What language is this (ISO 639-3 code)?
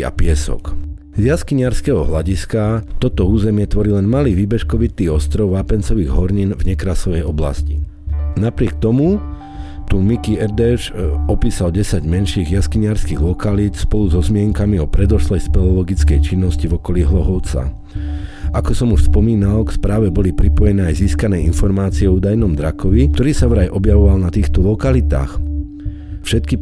slk